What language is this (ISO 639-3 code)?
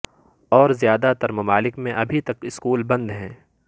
urd